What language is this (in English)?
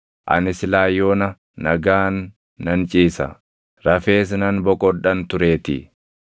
Oromo